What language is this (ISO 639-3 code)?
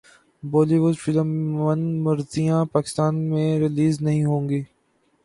urd